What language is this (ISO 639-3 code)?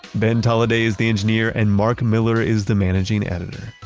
eng